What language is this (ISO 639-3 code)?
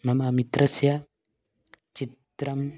san